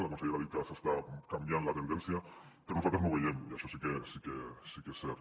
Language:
Catalan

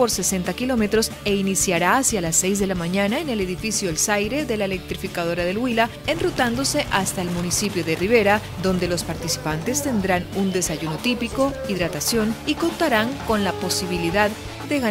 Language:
Spanish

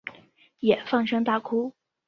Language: Chinese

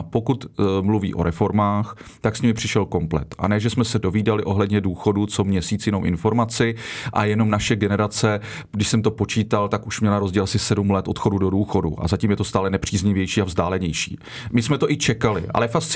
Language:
Czech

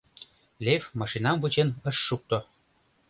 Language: Mari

